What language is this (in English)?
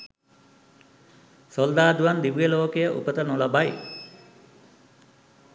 Sinhala